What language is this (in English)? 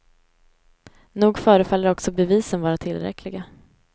Swedish